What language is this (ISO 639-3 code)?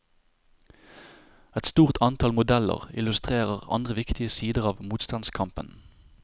nor